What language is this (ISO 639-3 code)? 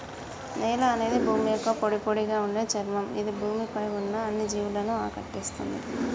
tel